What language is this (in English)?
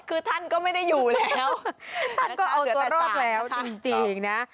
Thai